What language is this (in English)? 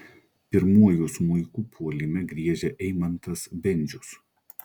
Lithuanian